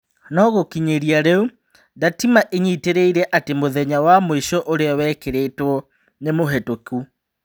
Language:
Kikuyu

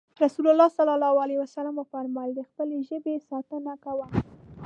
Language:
Pashto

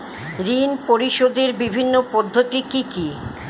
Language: Bangla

